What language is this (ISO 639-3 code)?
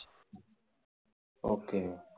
tam